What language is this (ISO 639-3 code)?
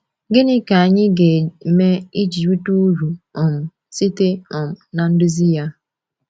ibo